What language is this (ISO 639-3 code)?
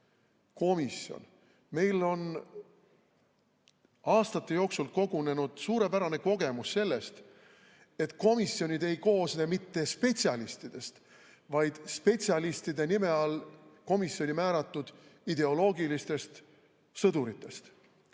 est